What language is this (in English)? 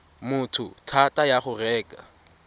Tswana